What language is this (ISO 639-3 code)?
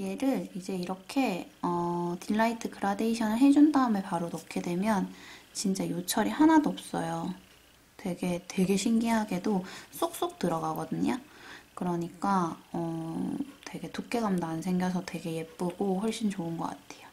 kor